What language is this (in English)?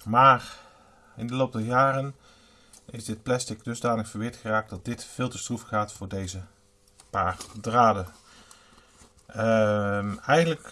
Dutch